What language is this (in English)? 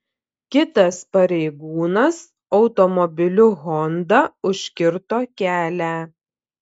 Lithuanian